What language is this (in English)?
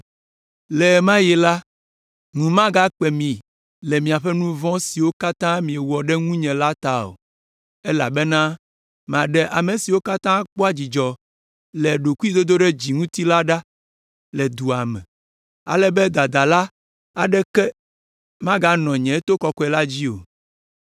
Ewe